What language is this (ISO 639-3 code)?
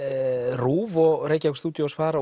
isl